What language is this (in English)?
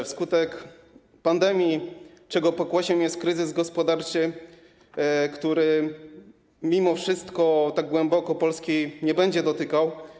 Polish